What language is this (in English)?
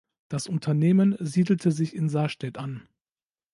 German